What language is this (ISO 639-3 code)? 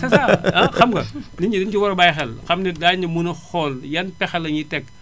wol